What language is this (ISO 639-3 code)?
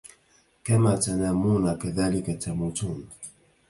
ara